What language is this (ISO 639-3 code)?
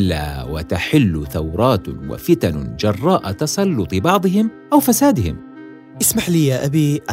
ara